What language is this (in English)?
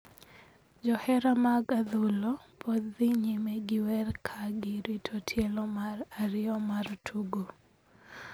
Luo (Kenya and Tanzania)